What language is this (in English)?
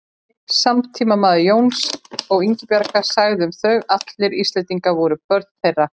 Icelandic